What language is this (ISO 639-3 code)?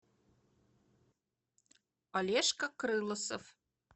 rus